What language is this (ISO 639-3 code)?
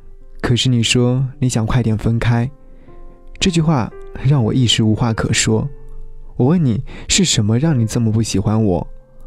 zho